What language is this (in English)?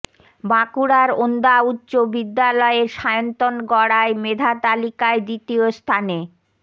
Bangla